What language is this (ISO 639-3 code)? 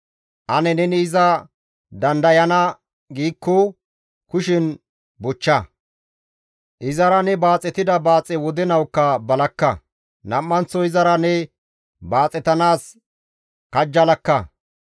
gmv